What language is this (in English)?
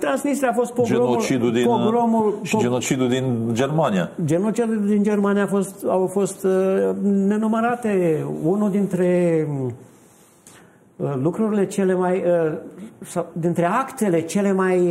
Romanian